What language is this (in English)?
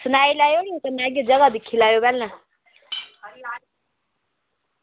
Dogri